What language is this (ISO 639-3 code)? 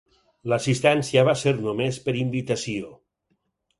cat